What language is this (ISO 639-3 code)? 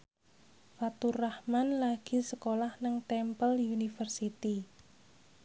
jav